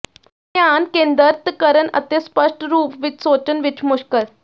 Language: Punjabi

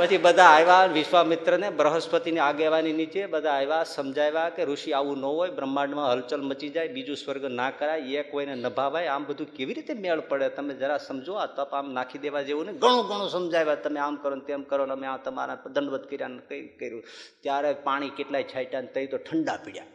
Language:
Gujarati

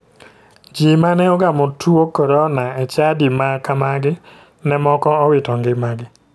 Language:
Luo (Kenya and Tanzania)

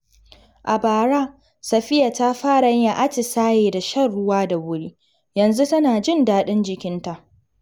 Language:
Hausa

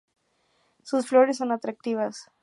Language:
Spanish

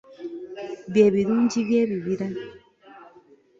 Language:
Ganda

